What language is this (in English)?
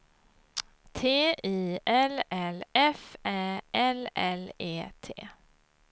Swedish